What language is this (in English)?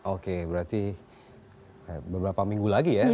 Indonesian